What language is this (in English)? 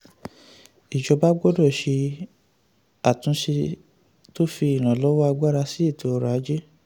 Yoruba